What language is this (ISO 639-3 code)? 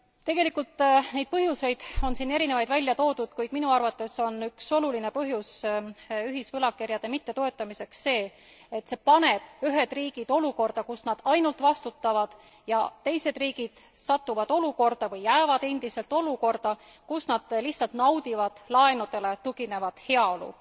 est